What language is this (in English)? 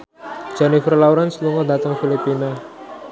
Javanese